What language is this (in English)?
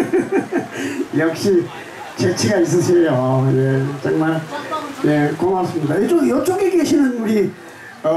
Korean